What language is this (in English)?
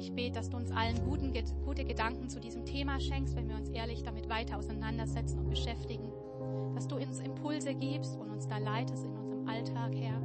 German